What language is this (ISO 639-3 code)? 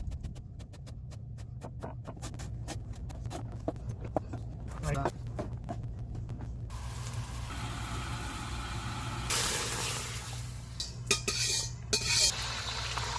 kor